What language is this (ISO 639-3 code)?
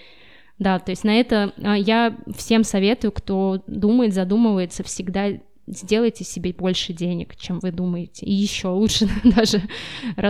rus